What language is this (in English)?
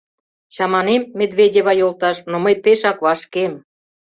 Mari